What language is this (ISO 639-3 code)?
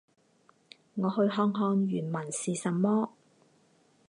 zho